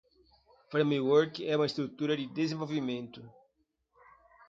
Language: Portuguese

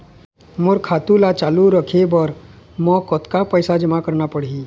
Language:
Chhattisgarhi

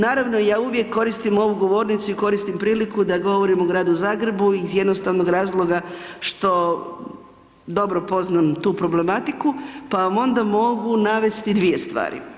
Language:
Croatian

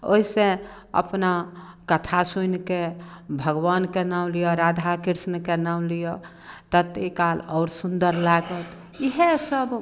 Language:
Maithili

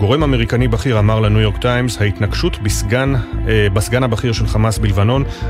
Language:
Hebrew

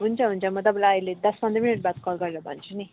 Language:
Nepali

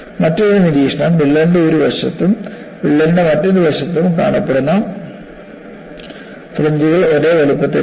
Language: Malayalam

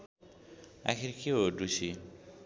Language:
Nepali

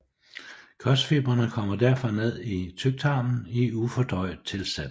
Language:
Danish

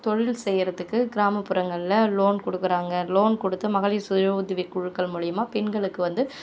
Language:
Tamil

